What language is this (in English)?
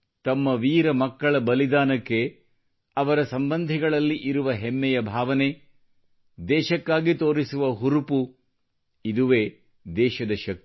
Kannada